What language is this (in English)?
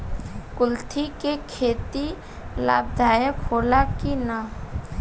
Bhojpuri